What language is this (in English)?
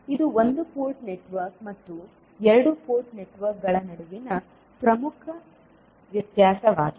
Kannada